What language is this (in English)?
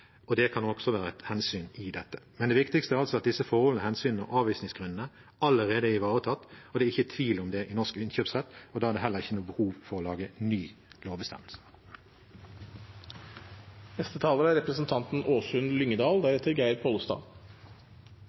Norwegian Bokmål